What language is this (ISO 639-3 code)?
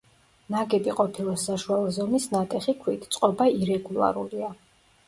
kat